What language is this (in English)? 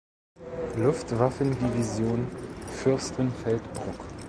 German